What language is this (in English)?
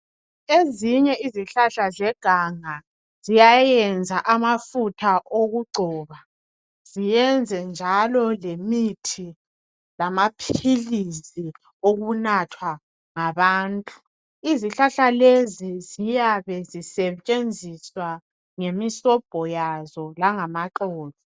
North Ndebele